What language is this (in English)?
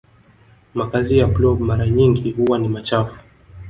Swahili